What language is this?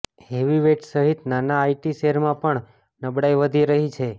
Gujarati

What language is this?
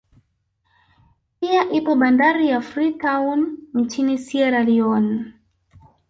Swahili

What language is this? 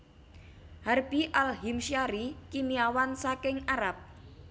Javanese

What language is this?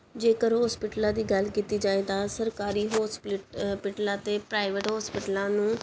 Punjabi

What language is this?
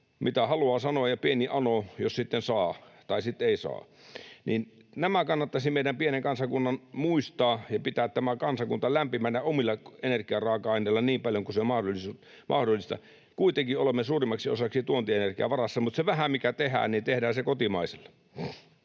Finnish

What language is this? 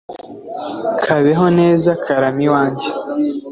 Kinyarwanda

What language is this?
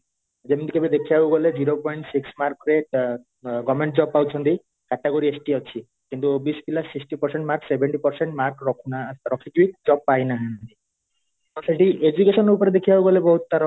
Odia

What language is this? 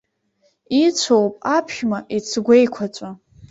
Abkhazian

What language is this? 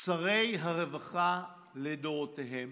Hebrew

